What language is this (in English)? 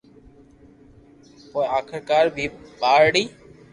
Loarki